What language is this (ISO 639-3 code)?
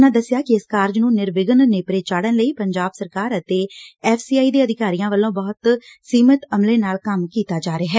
pan